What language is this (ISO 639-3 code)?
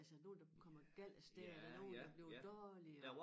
dan